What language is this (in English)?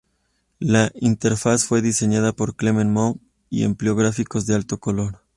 Spanish